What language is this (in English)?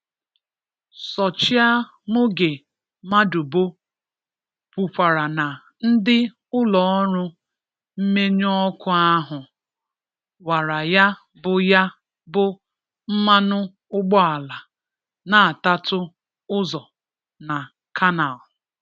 Igbo